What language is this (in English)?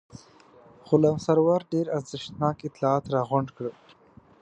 Pashto